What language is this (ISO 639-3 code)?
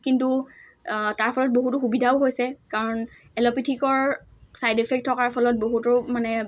asm